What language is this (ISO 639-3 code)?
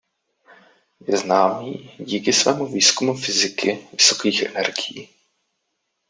ces